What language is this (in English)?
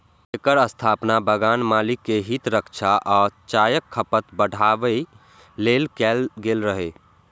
Maithili